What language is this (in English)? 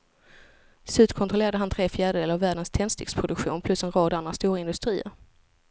Swedish